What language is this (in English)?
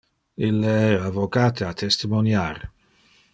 Interlingua